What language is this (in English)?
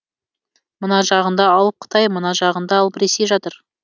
Kazakh